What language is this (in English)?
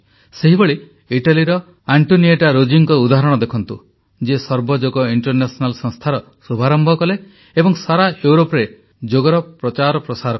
Odia